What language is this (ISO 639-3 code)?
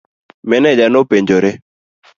luo